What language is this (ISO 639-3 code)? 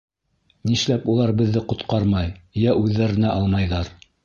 bak